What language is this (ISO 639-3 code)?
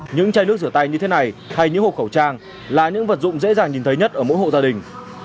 vie